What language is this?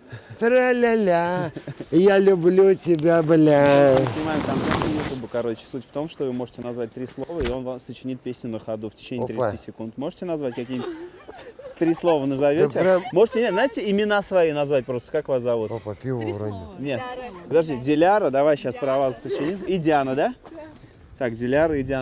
Russian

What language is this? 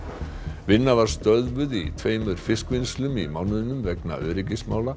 Icelandic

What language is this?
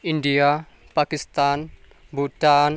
Nepali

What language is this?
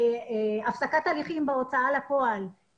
Hebrew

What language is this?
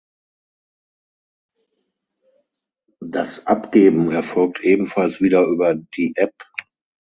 German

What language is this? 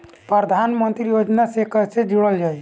Bhojpuri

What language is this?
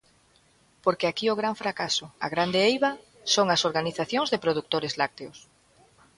Galician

